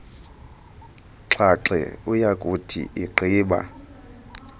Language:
Xhosa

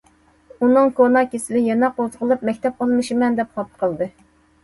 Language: Uyghur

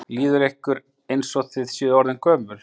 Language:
Icelandic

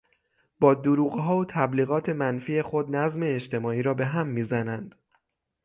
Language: Persian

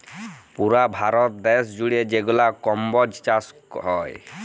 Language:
Bangla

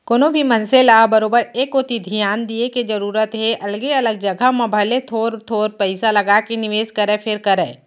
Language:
Chhattisgarhi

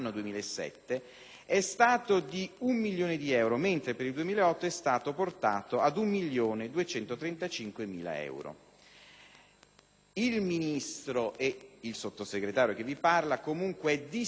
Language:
Italian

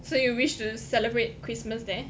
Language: English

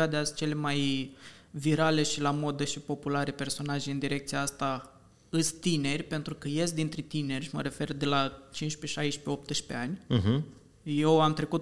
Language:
Romanian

